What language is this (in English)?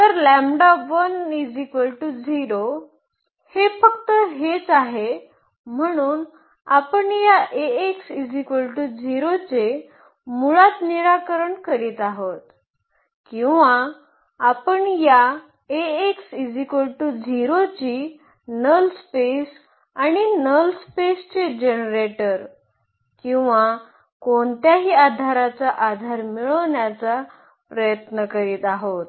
Marathi